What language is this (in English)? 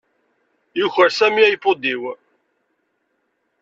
Kabyle